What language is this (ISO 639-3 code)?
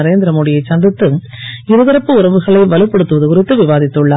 tam